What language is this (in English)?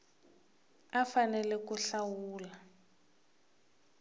Tsonga